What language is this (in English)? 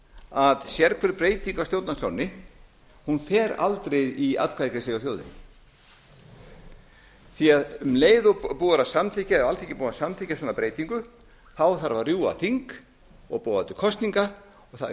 Icelandic